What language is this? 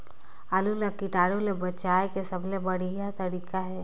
Chhattisgarhi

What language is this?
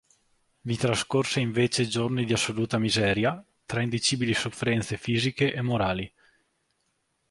Italian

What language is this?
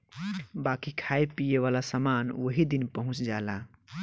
Bhojpuri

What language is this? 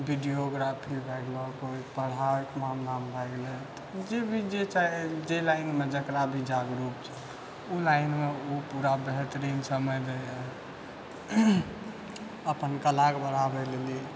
Maithili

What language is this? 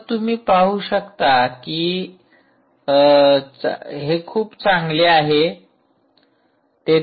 Marathi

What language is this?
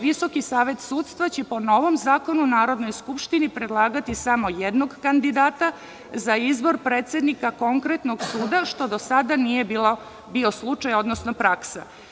Serbian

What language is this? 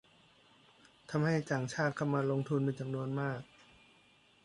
Thai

